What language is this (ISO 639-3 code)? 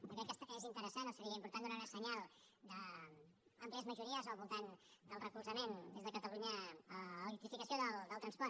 cat